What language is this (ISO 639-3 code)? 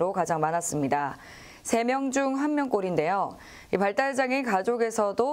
kor